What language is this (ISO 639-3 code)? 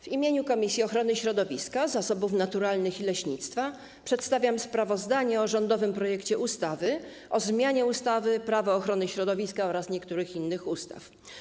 pol